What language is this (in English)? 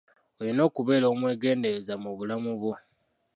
Ganda